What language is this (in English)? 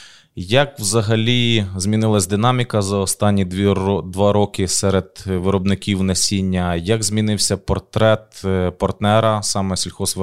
Ukrainian